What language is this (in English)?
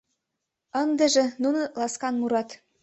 Mari